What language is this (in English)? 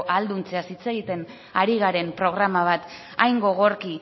Basque